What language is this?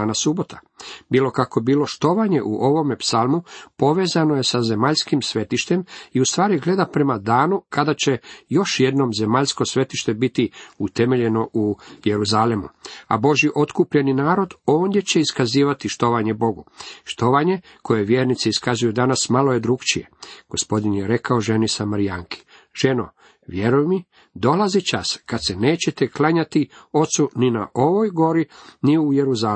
Croatian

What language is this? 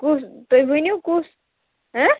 Kashmiri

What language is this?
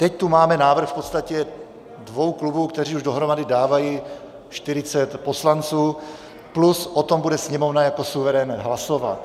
Czech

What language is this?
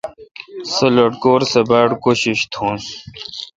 Kalkoti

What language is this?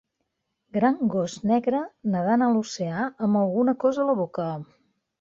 Catalan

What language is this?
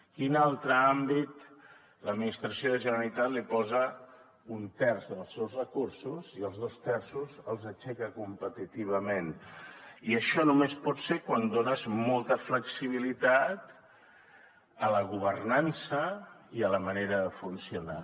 Catalan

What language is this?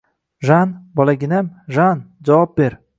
Uzbek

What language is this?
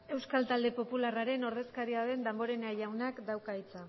Basque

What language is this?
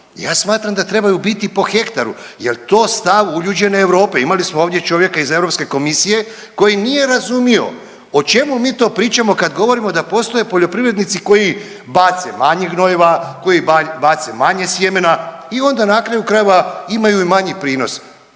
Croatian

